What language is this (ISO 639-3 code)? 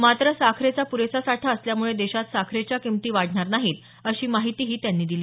mar